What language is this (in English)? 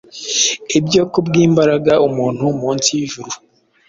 Kinyarwanda